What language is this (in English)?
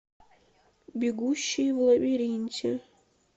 Russian